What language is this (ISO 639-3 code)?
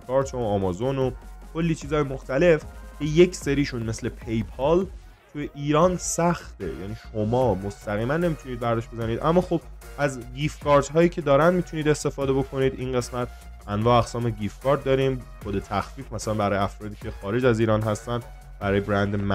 fas